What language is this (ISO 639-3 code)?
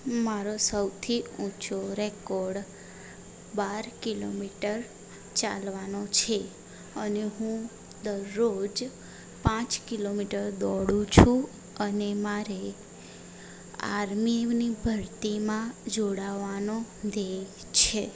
guj